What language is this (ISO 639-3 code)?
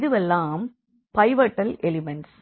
tam